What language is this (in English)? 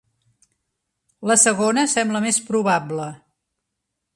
Catalan